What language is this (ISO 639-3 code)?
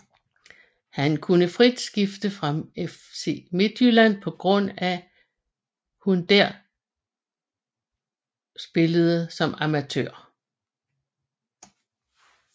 dan